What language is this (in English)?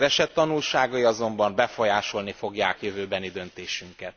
Hungarian